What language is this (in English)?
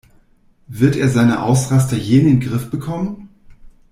German